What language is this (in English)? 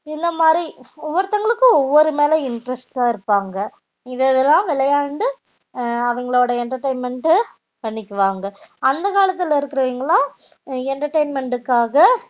Tamil